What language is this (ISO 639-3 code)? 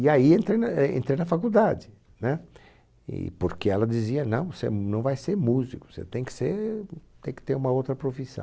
por